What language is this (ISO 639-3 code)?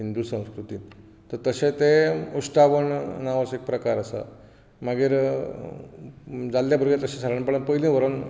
kok